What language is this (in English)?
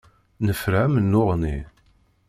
Kabyle